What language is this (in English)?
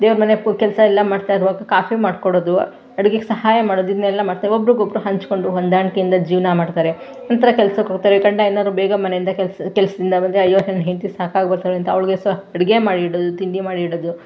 Kannada